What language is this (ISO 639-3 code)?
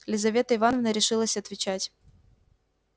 rus